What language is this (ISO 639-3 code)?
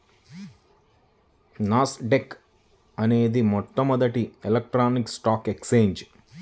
tel